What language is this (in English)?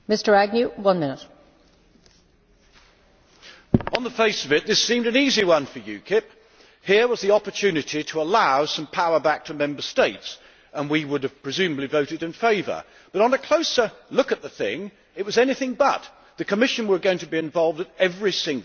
English